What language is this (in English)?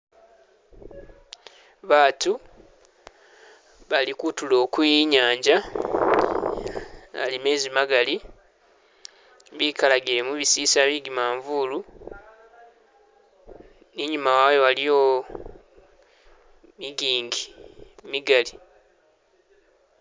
Masaaba